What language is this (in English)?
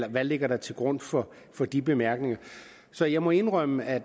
Danish